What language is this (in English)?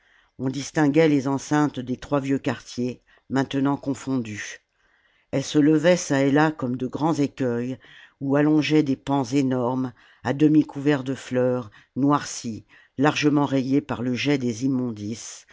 French